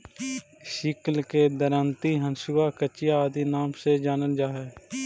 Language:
Magahi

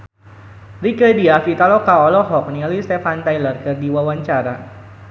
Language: Sundanese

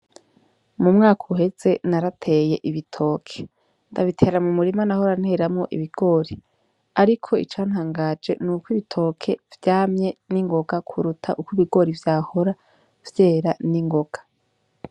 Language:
Rundi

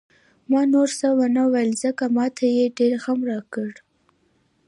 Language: Pashto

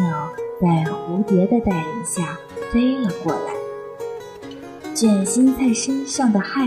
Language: Chinese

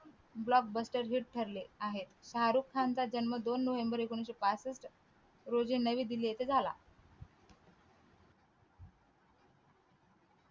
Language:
Marathi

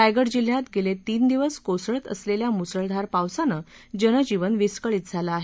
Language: Marathi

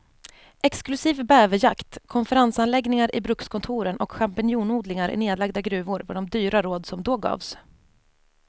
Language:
Swedish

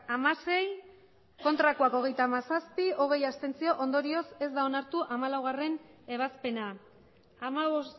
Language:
Basque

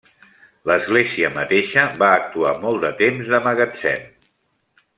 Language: Catalan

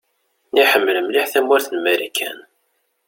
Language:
Kabyle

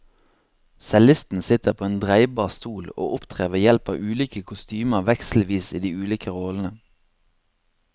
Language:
Norwegian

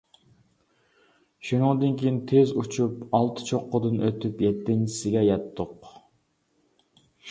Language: Uyghur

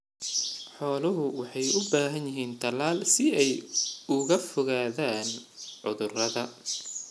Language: Somali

